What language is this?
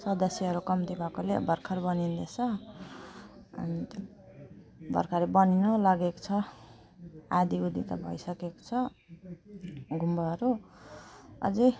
Nepali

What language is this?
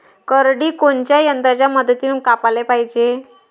Marathi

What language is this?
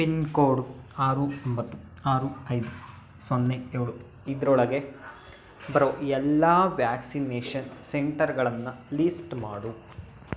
Kannada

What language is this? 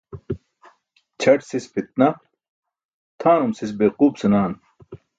Burushaski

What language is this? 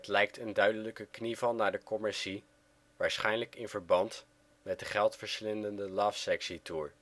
Dutch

